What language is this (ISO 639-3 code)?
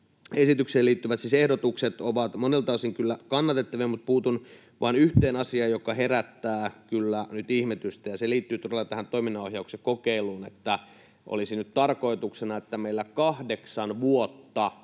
fin